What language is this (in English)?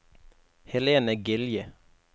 Norwegian